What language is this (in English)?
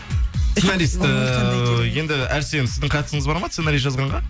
Kazakh